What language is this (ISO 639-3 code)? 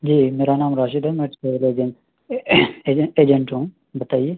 urd